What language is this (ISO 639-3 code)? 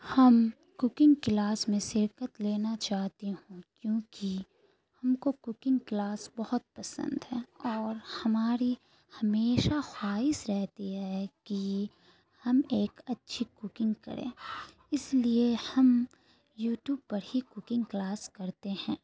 urd